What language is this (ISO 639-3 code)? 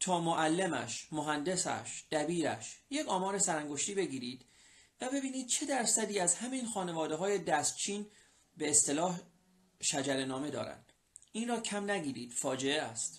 fas